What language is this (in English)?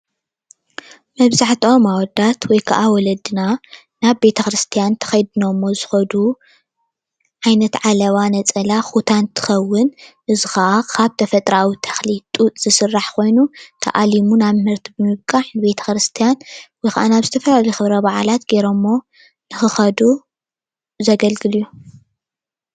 Tigrinya